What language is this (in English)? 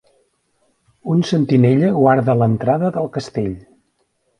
Catalan